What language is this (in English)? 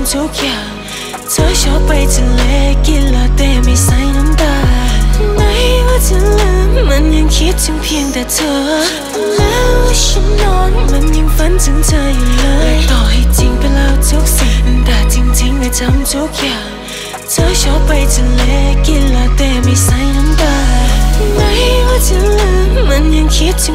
Thai